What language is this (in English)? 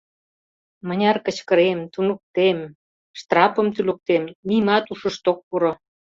Mari